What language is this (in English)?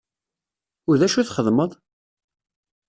Kabyle